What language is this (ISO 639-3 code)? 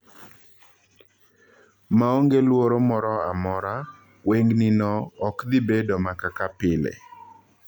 luo